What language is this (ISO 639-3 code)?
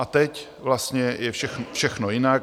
ces